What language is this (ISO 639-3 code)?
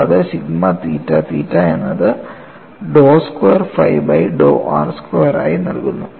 mal